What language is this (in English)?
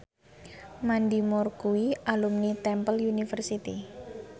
Javanese